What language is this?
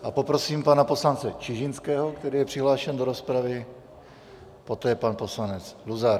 Czech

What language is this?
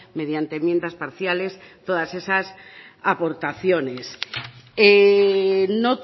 Spanish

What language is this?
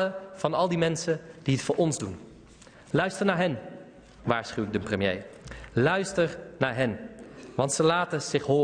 Dutch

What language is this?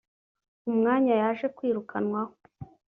Kinyarwanda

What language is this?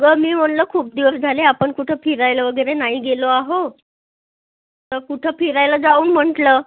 Marathi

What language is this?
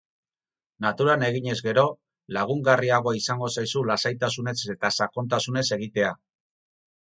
Basque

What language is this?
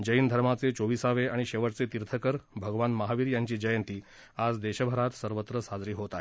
Marathi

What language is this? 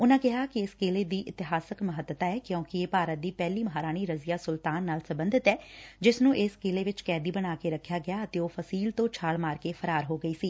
Punjabi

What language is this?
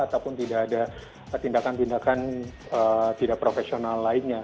Indonesian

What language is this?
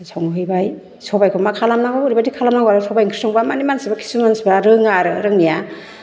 Bodo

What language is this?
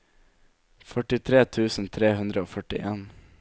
Norwegian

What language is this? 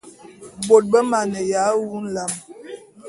Bulu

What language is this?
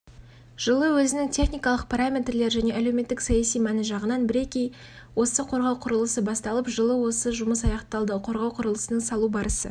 Kazakh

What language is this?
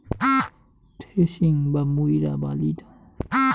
Bangla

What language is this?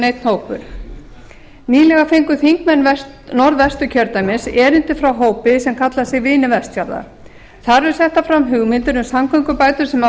Icelandic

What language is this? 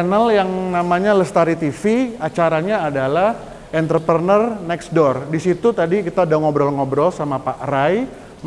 Indonesian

